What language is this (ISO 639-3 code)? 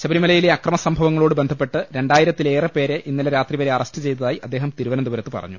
mal